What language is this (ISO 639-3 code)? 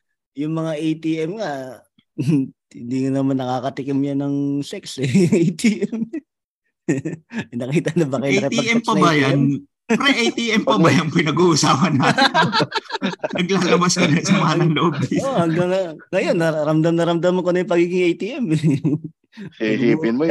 fil